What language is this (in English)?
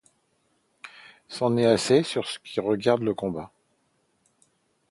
French